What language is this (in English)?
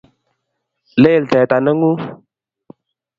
Kalenjin